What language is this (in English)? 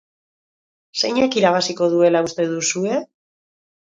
Basque